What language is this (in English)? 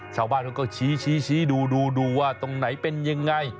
Thai